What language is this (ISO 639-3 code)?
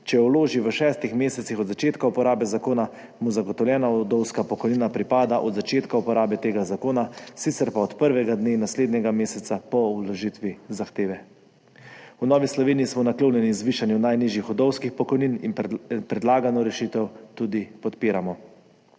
slv